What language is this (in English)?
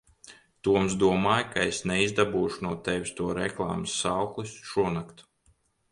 Latvian